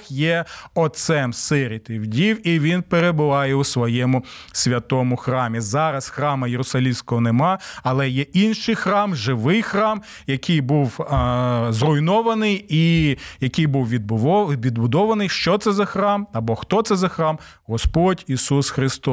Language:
Ukrainian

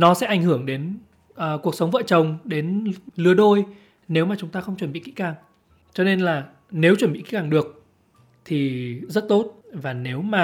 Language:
Vietnamese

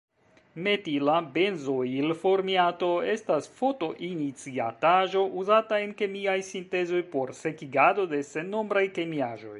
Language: Esperanto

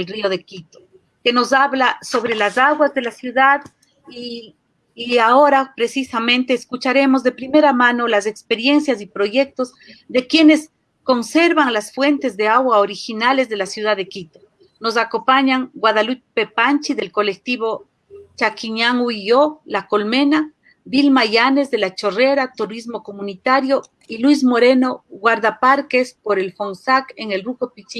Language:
Spanish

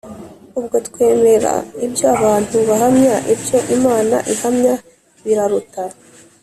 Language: Kinyarwanda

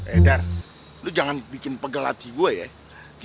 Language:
Indonesian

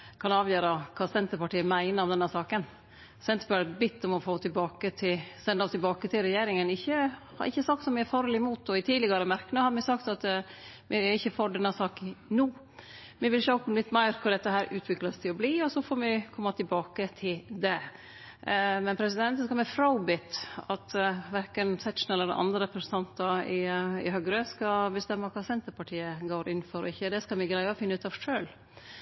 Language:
Norwegian Nynorsk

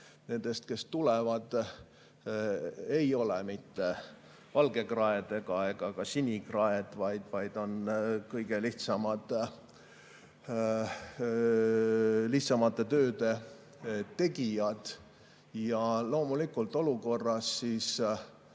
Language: Estonian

